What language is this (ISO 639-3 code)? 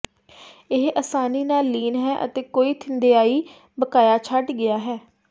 pan